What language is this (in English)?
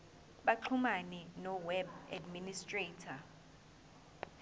Zulu